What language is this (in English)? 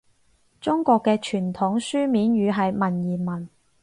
Cantonese